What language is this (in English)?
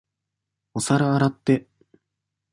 Japanese